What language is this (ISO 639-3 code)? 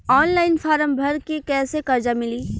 bho